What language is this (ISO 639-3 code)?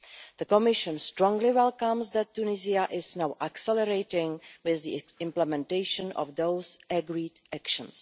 eng